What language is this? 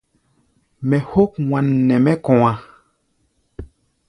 Gbaya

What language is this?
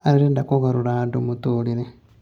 Kikuyu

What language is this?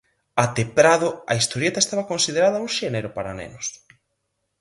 Galician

